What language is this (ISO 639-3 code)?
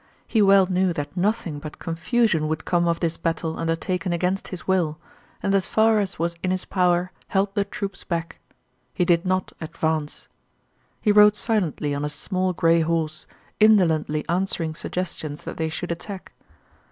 eng